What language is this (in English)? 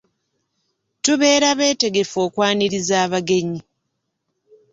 Ganda